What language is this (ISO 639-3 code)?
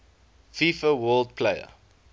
eng